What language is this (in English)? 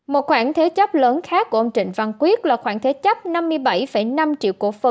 Vietnamese